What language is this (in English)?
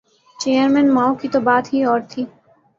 Urdu